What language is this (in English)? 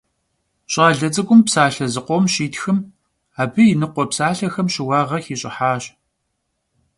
Kabardian